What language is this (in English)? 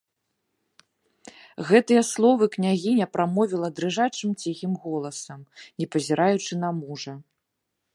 Belarusian